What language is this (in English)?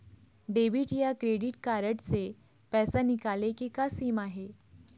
Chhattisgarhi